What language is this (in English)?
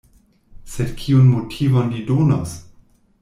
Esperanto